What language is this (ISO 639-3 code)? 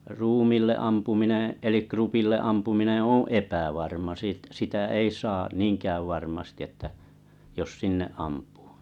fin